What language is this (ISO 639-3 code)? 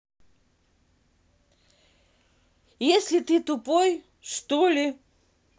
rus